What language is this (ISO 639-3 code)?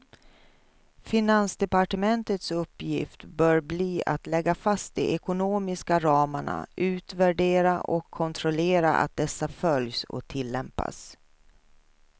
swe